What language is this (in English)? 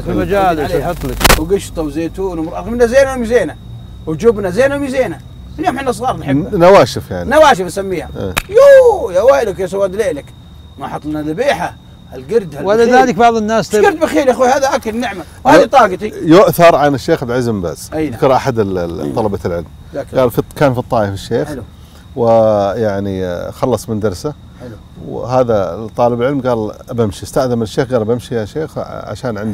Arabic